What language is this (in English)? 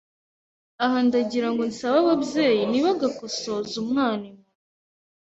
Kinyarwanda